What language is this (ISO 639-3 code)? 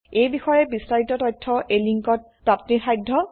asm